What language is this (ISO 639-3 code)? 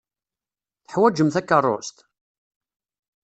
kab